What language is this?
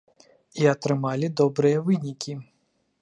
Belarusian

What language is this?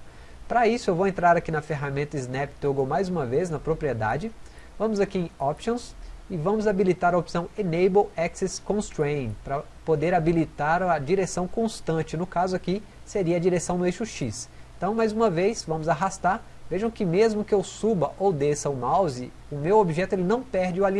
Portuguese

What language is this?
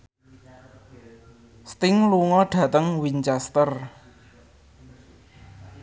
Javanese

